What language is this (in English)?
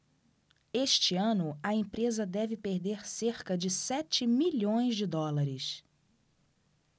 Portuguese